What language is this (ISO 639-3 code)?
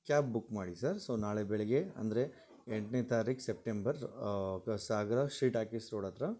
kan